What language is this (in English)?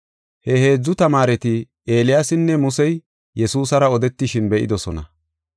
Gofa